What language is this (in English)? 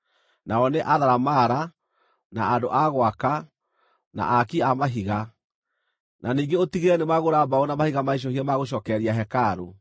Kikuyu